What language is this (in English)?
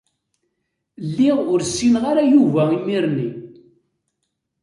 Kabyle